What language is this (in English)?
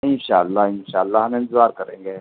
Urdu